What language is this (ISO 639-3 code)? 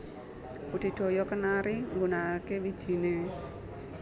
jav